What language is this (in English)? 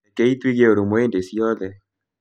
Kikuyu